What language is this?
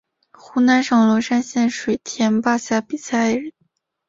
Chinese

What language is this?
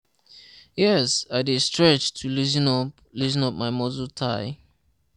Nigerian Pidgin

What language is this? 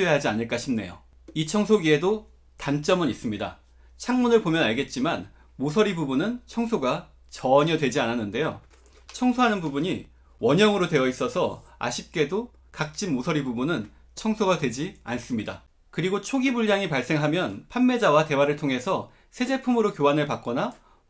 Korean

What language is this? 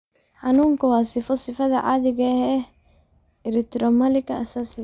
Somali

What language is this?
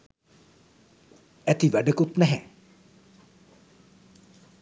Sinhala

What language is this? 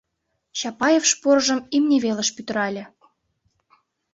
Mari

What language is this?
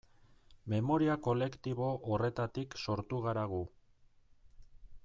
Basque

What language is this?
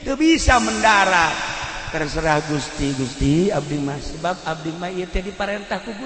Indonesian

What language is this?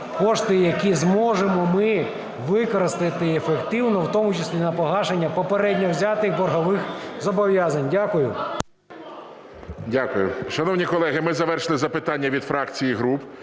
Ukrainian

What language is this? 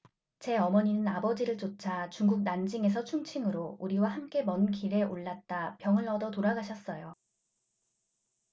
Korean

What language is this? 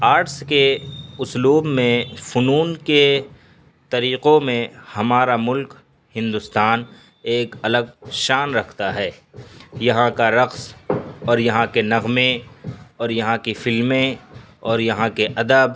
Urdu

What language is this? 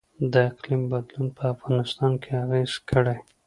Pashto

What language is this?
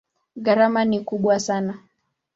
Swahili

